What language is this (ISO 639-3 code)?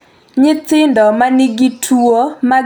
luo